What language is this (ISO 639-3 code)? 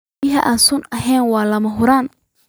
som